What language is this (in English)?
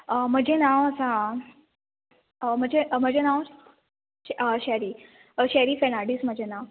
Konkani